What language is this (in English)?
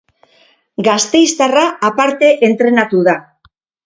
Basque